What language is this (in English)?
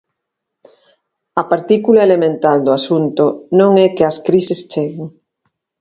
Galician